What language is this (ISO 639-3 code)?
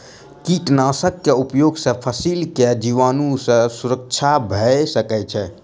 mai